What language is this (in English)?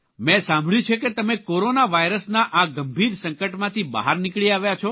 Gujarati